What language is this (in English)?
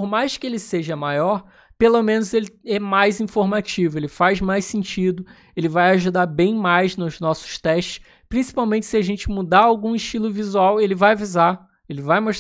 Portuguese